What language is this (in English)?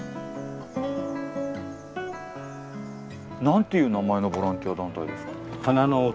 Japanese